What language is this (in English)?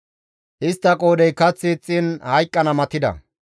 Gamo